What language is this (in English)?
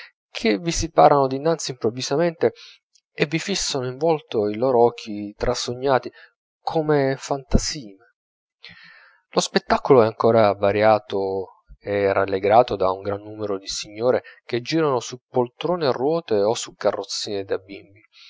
Italian